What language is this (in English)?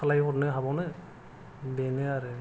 Bodo